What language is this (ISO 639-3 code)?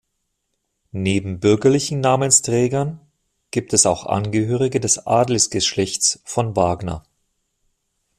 deu